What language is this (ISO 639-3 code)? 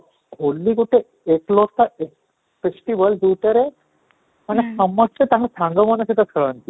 ori